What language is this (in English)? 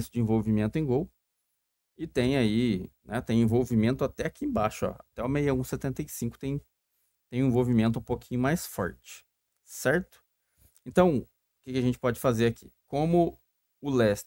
Portuguese